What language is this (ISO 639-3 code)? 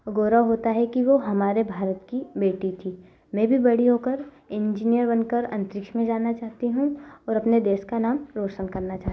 hin